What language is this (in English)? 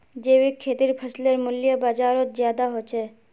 Magahi